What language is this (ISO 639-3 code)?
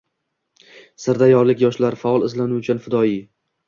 uzb